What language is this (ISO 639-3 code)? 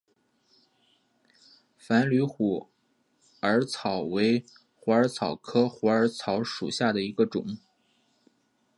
zho